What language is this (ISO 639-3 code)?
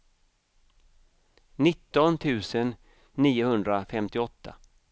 swe